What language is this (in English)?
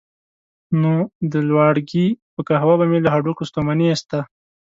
Pashto